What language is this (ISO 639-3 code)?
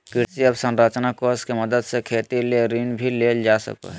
mag